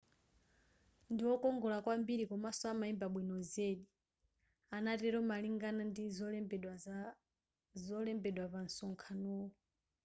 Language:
Nyanja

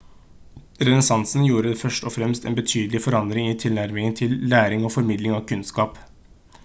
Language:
Norwegian Bokmål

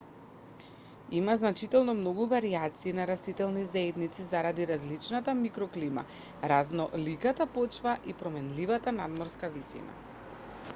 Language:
Macedonian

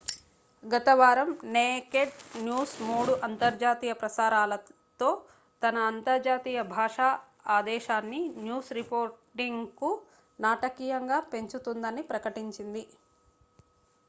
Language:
Telugu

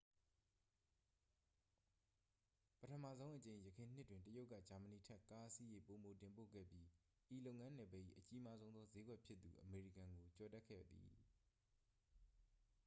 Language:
Burmese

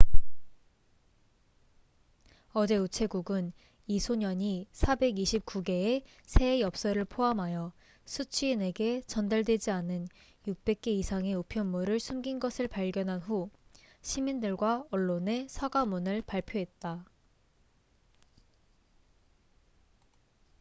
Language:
Korean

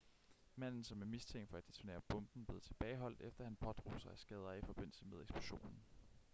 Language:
Danish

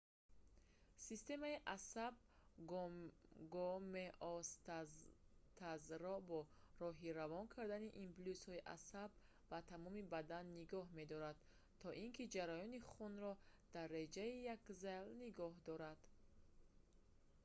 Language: Tajik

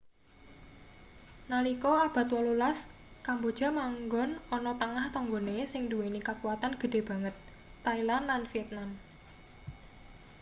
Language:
Javanese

